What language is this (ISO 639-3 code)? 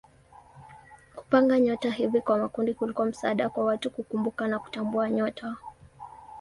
swa